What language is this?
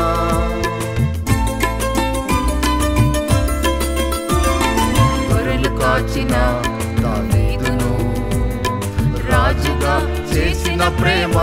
Romanian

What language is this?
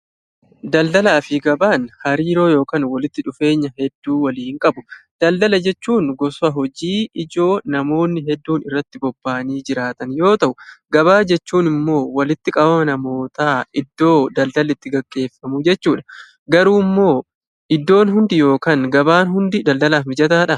Oromo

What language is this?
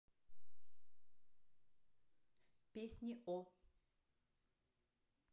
Russian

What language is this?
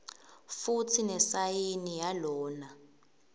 Swati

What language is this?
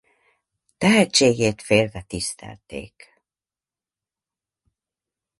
Hungarian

